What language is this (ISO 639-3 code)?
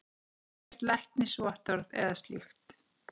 isl